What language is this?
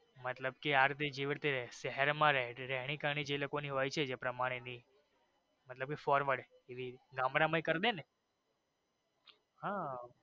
Gujarati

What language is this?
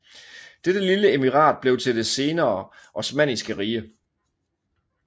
Danish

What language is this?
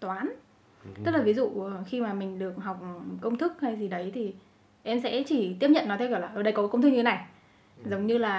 Vietnamese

